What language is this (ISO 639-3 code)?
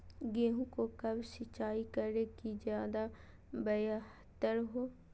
mag